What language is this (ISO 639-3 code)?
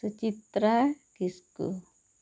sat